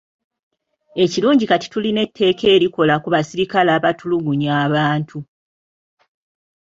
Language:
Ganda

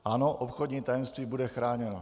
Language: Czech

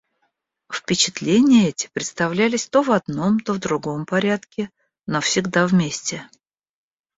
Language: Russian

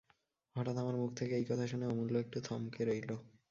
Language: Bangla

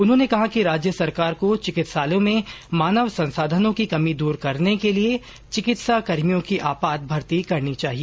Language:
Hindi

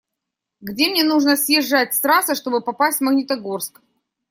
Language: Russian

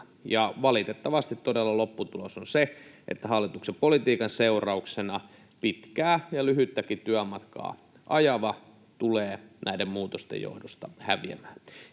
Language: Finnish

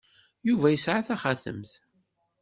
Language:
Kabyle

